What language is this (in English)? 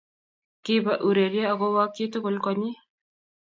Kalenjin